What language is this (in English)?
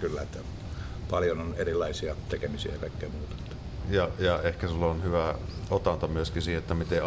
Finnish